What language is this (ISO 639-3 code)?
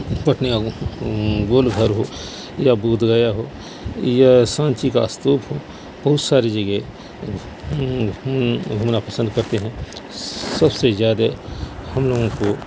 urd